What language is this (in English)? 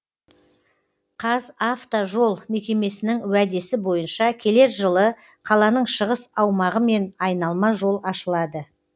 Kazakh